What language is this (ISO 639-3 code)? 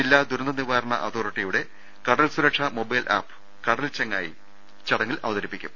mal